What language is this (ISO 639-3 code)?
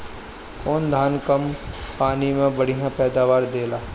bho